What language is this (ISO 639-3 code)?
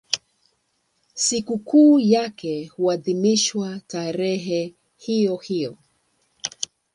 swa